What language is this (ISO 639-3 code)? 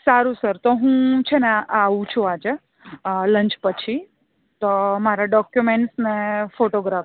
guj